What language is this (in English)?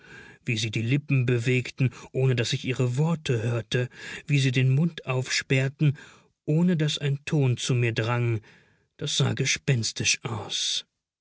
German